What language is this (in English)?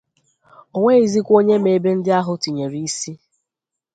Igbo